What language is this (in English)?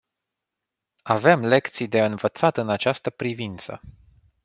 Romanian